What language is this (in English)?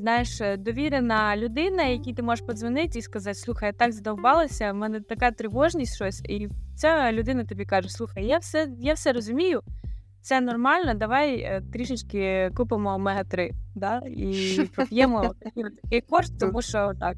Ukrainian